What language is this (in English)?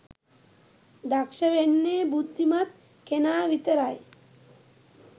Sinhala